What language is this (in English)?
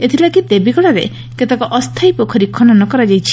Odia